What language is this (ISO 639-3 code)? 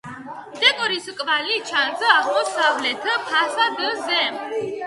kat